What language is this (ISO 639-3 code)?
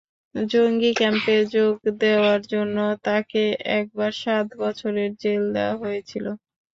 ben